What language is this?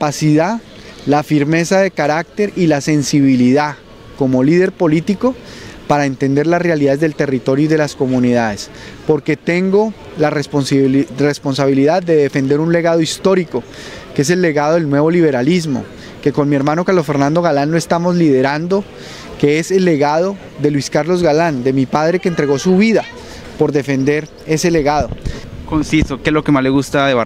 Spanish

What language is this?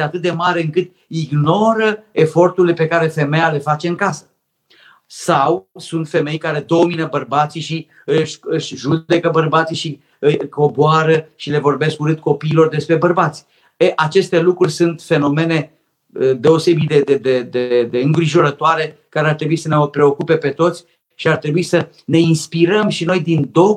Romanian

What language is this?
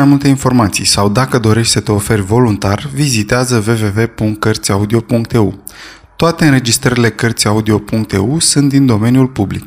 Romanian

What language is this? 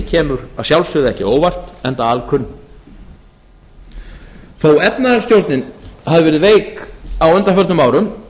Icelandic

